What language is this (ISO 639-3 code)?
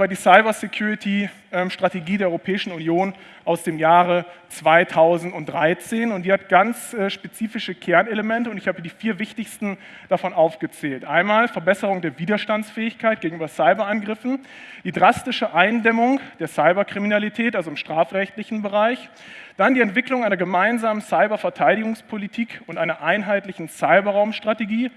deu